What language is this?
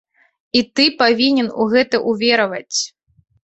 Belarusian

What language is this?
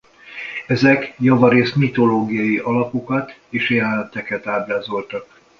Hungarian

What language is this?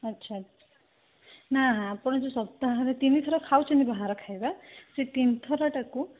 Odia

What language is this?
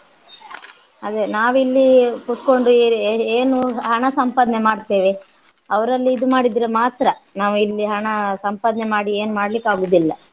Kannada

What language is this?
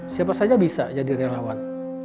Indonesian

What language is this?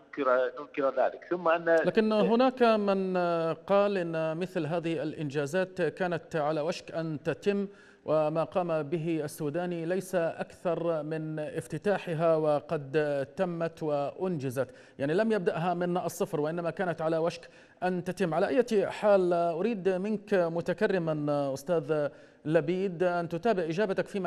Arabic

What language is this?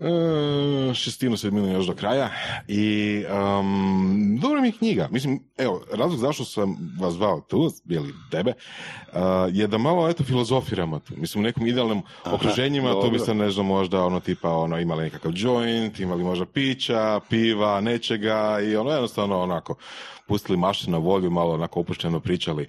Croatian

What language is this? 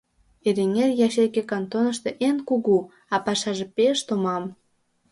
Mari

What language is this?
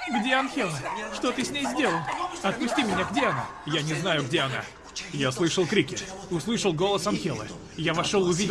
Russian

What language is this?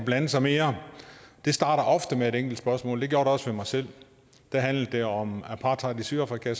Danish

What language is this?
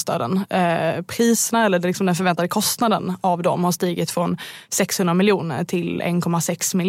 Swedish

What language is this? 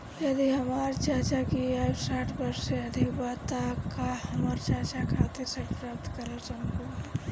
Bhojpuri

